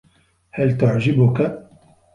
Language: Arabic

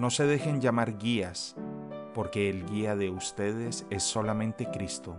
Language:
Spanish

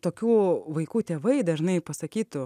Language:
Lithuanian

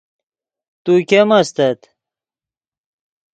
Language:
Yidgha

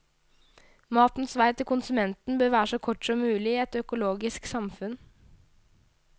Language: Norwegian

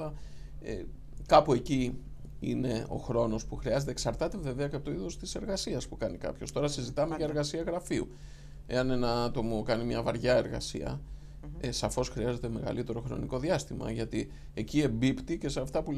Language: Greek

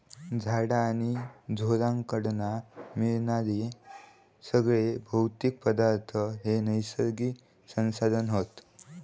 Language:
Marathi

